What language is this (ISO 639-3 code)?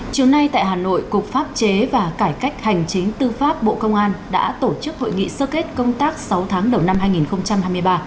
vie